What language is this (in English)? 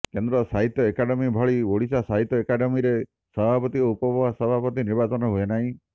Odia